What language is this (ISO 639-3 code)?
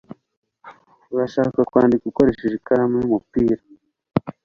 kin